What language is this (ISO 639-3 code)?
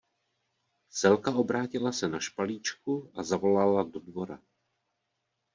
ces